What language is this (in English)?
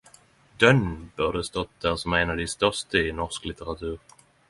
Norwegian Nynorsk